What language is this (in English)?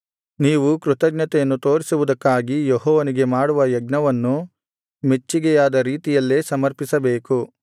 Kannada